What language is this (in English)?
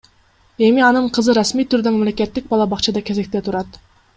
Kyrgyz